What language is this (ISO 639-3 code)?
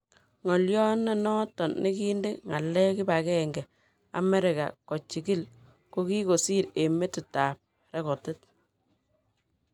kln